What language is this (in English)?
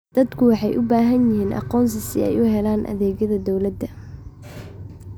Somali